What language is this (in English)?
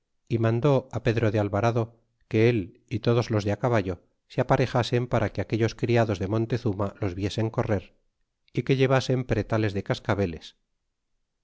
Spanish